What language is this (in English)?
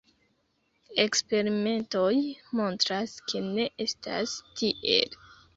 Esperanto